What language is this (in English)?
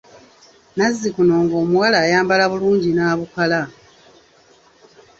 Ganda